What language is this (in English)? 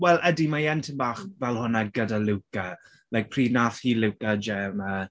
Welsh